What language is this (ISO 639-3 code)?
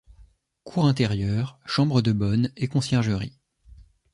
fra